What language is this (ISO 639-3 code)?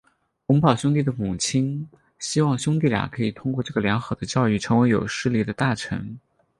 zho